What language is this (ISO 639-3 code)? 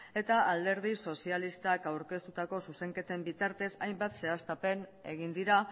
eus